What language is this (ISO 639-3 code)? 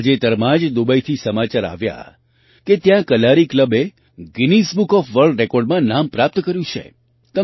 guj